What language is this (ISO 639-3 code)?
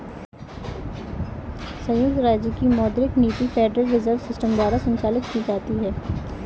hin